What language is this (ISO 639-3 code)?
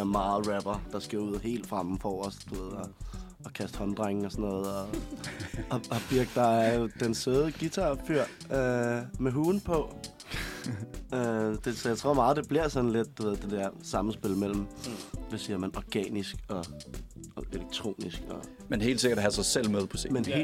dan